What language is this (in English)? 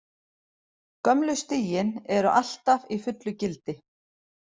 Icelandic